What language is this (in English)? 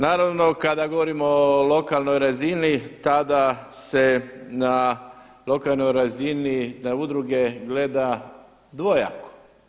Croatian